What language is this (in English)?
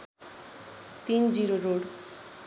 Nepali